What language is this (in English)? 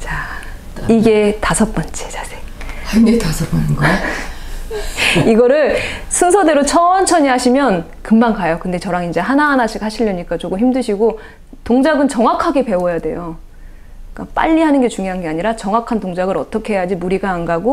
Korean